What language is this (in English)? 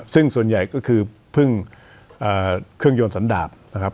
Thai